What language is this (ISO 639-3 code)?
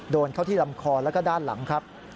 tha